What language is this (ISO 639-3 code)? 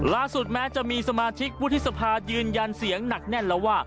tha